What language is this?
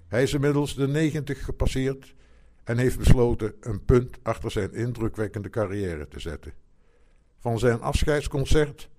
Dutch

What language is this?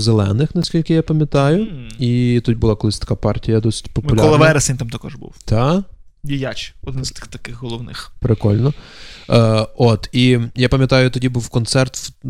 Ukrainian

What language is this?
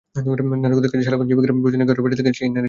Bangla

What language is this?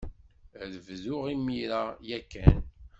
Kabyle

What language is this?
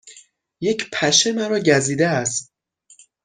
Persian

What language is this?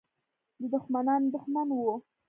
Pashto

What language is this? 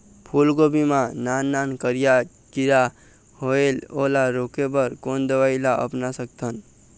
Chhattisgarhi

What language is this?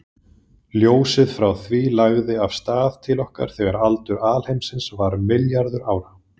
Icelandic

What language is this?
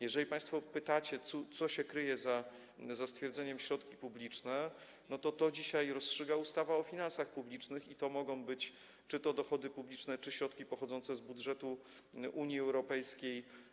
Polish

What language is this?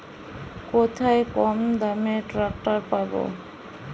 Bangla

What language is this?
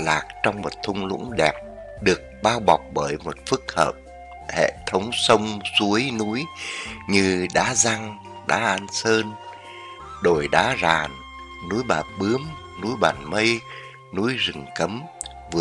Vietnamese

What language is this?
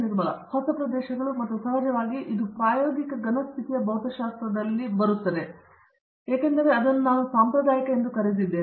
Kannada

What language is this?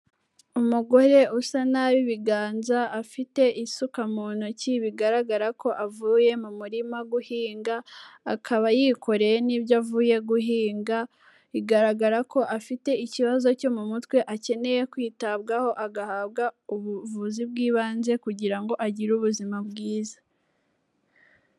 Kinyarwanda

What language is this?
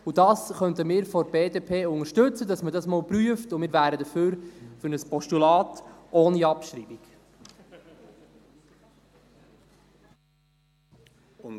Swiss German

